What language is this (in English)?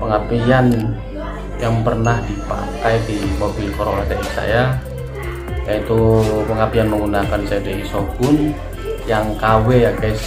Indonesian